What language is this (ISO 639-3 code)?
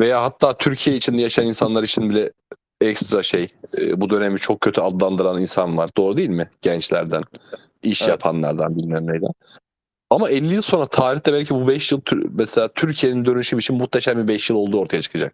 tur